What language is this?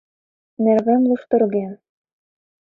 Mari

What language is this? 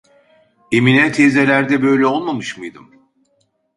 Turkish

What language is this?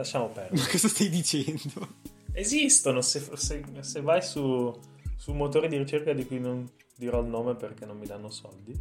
Italian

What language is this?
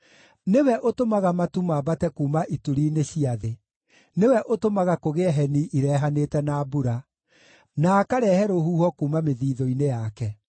Kikuyu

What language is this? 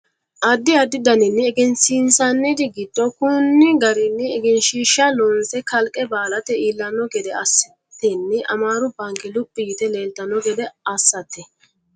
Sidamo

